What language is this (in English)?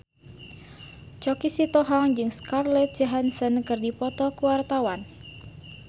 Sundanese